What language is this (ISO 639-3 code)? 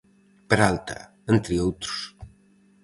glg